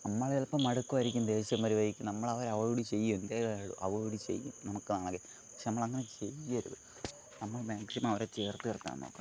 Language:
Malayalam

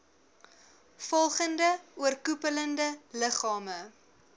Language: Afrikaans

